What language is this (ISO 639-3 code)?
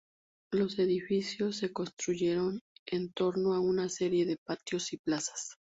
spa